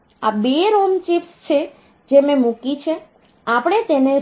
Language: Gujarati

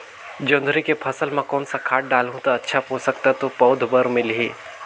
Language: Chhattisgarhi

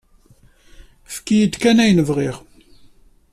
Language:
Kabyle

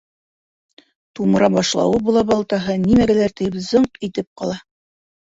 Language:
Bashkir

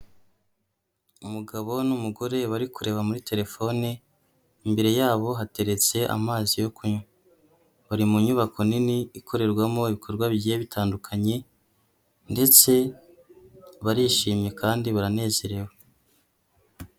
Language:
Kinyarwanda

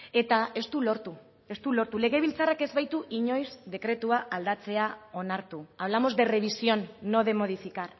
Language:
Basque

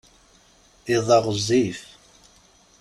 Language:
Kabyle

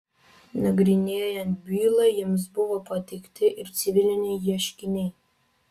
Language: Lithuanian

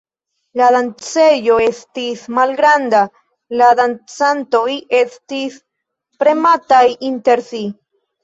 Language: Esperanto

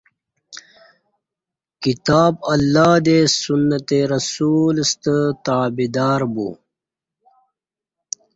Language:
Kati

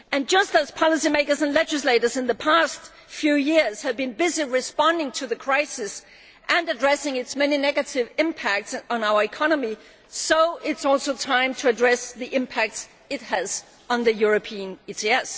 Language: English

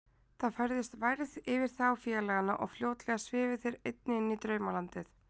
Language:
Icelandic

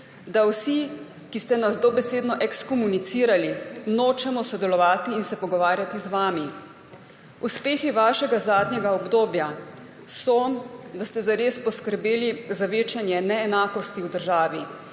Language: Slovenian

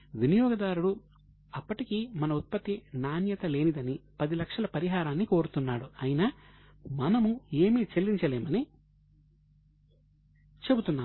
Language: Telugu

